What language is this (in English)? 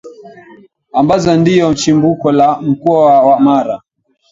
Swahili